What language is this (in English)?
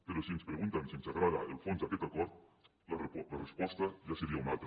Catalan